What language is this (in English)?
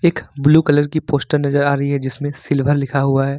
Hindi